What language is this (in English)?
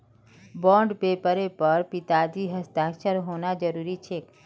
Magahi